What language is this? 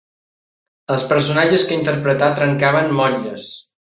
Catalan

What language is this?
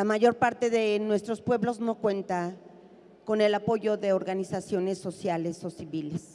Spanish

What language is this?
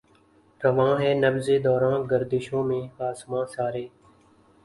Urdu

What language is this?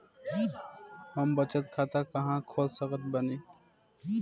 Bhojpuri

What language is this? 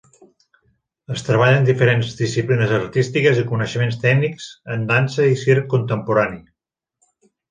Catalan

